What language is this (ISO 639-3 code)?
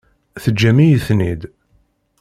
kab